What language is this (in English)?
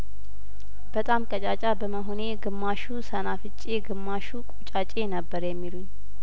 Amharic